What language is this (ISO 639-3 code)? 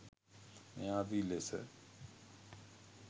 sin